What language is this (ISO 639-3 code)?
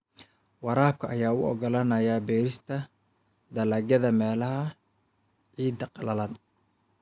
som